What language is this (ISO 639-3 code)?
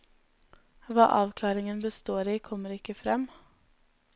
nor